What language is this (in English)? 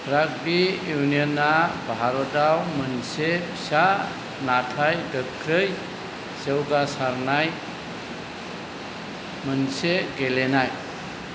Bodo